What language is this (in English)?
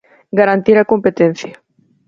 Galician